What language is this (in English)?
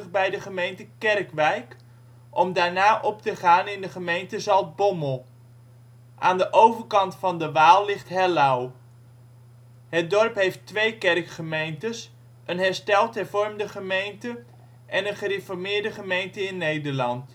Dutch